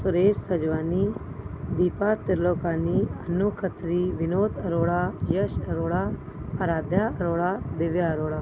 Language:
Sindhi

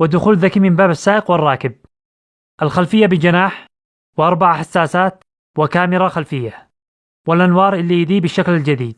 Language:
Arabic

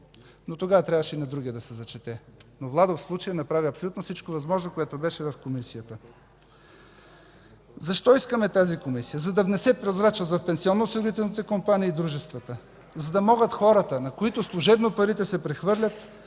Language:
Bulgarian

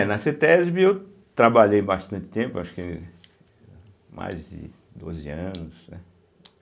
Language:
Portuguese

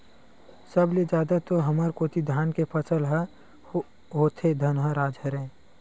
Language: Chhattisgarhi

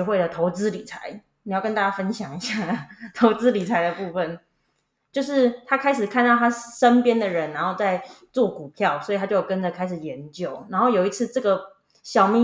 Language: Chinese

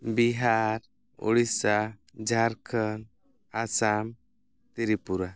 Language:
Santali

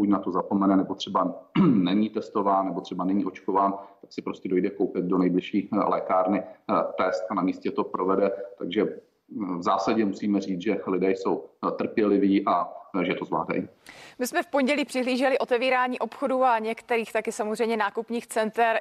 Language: Czech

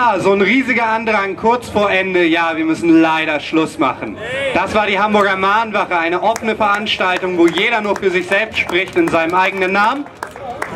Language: German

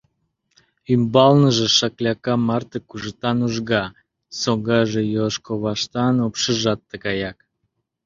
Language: Mari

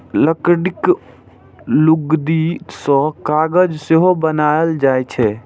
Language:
Maithili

